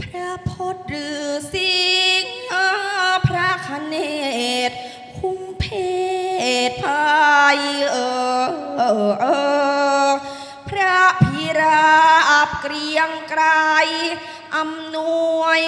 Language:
Thai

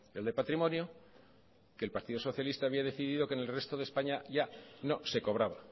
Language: Spanish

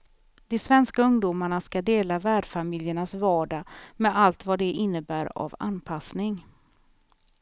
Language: Swedish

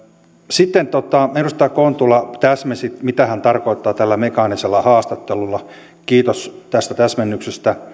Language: Finnish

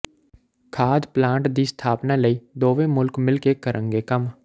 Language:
Punjabi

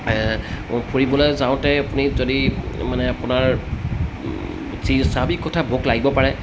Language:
Assamese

